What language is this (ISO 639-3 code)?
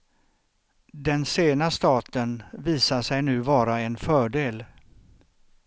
swe